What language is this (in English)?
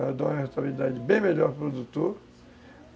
Portuguese